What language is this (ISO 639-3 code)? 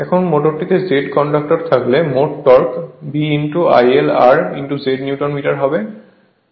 ben